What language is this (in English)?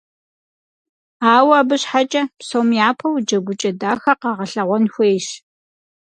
Kabardian